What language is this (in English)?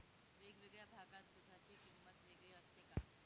Marathi